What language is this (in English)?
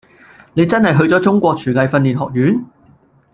Cantonese